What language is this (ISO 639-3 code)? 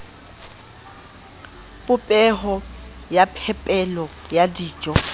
sot